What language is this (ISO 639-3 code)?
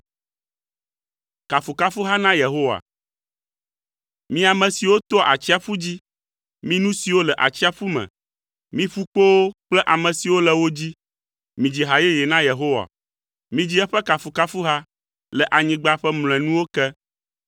ewe